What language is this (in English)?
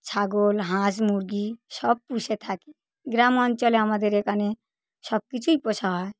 Bangla